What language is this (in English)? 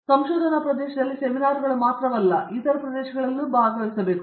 Kannada